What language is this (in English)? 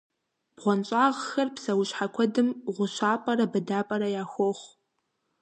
Kabardian